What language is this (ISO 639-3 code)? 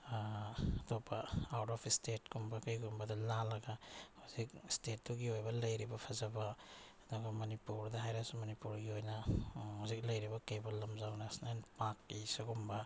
mni